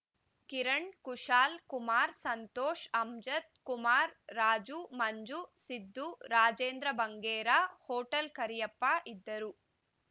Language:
Kannada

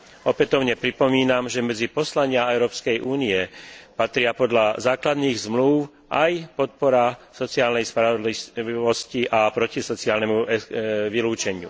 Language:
Slovak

